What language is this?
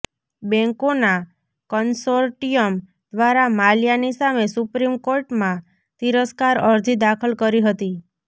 Gujarati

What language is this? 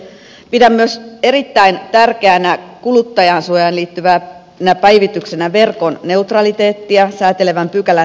Finnish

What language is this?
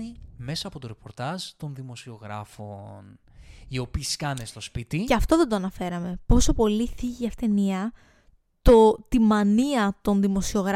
Greek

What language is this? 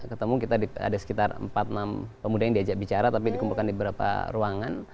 Indonesian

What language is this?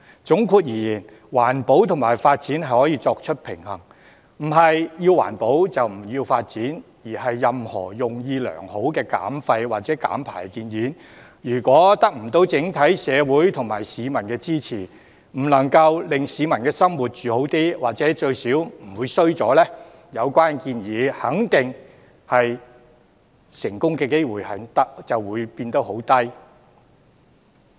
Cantonese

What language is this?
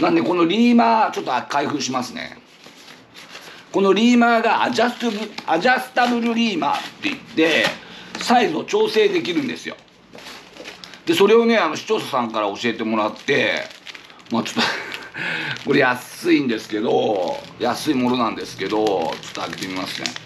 Japanese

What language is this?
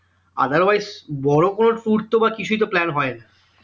Bangla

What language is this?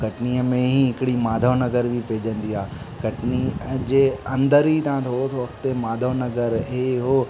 Sindhi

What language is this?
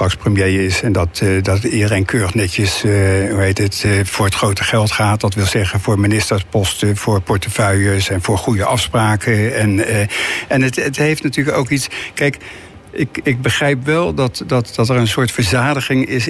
Dutch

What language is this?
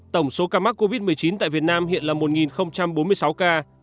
Vietnamese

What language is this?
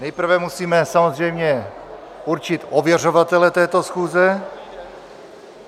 Czech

